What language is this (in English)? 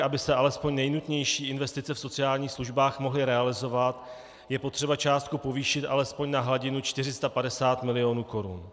Czech